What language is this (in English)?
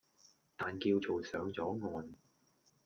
Cantonese